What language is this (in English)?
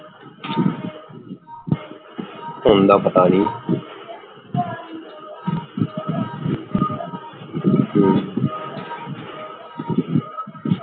Punjabi